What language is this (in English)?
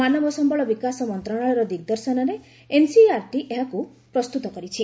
Odia